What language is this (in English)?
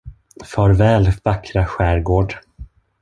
Swedish